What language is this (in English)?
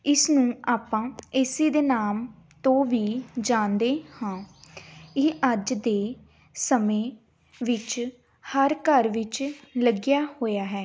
Punjabi